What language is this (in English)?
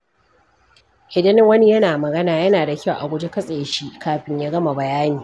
Hausa